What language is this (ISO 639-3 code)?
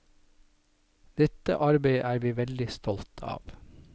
nor